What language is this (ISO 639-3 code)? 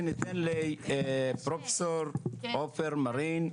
heb